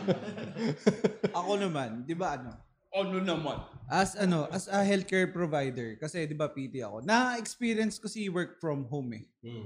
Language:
Filipino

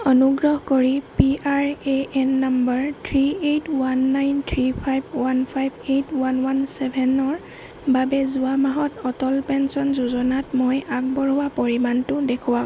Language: Assamese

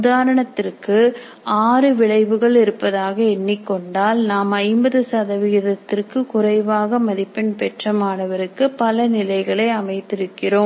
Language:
Tamil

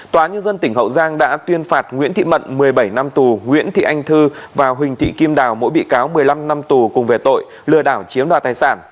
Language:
Vietnamese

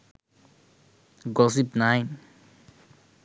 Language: Sinhala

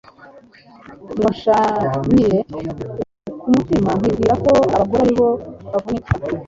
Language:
Kinyarwanda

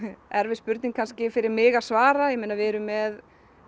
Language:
Icelandic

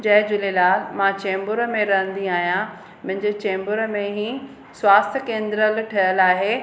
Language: Sindhi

